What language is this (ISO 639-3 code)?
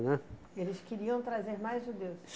por